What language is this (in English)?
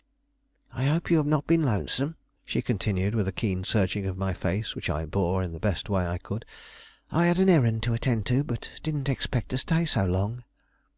English